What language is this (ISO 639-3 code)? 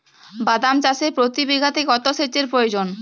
ben